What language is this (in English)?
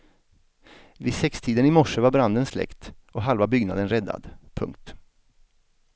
Swedish